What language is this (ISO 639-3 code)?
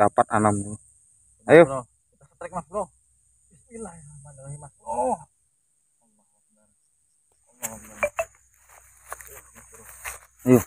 ind